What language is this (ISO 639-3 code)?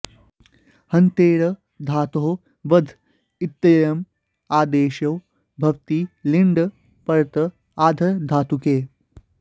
san